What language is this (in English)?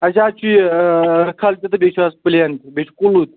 Kashmiri